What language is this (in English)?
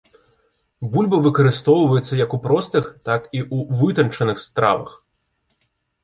Belarusian